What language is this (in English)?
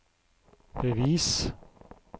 Norwegian